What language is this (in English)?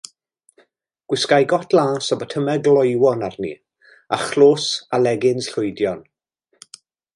Welsh